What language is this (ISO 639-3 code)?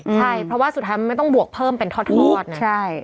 tha